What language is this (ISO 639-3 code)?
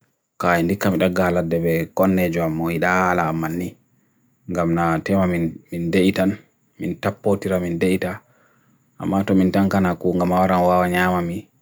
fui